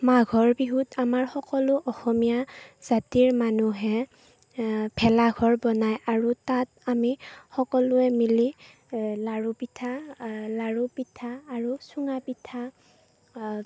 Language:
Assamese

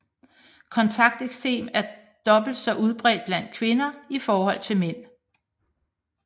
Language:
Danish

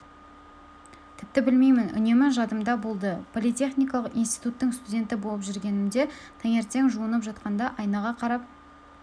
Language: Kazakh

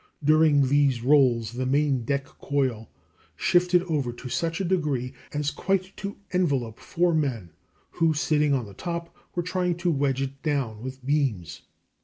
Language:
English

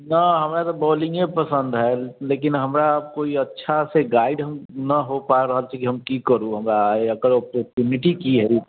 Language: Maithili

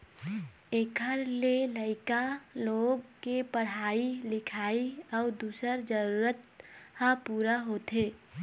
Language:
Chhattisgarhi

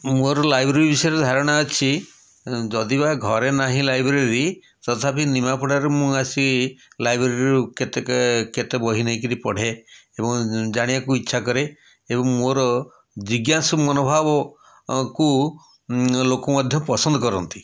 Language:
Odia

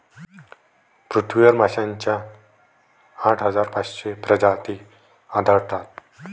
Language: Marathi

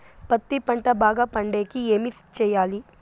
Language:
Telugu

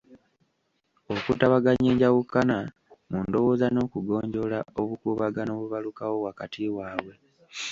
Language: Ganda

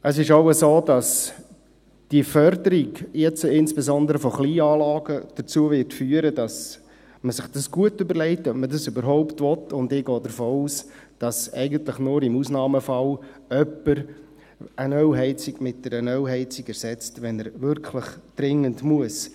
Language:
Swiss German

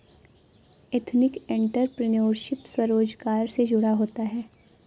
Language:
Hindi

